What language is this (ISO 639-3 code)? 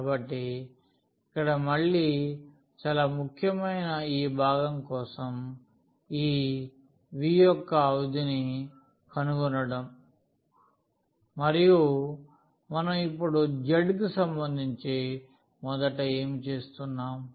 tel